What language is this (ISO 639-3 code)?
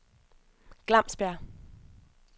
dan